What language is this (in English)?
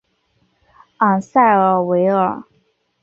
Chinese